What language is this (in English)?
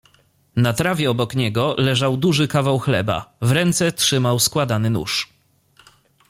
Polish